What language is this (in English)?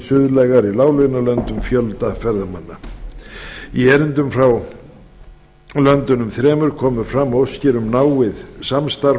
Icelandic